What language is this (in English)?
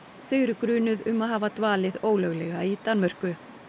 Icelandic